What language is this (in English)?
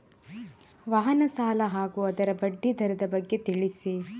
Kannada